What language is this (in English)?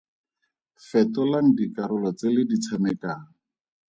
Tswana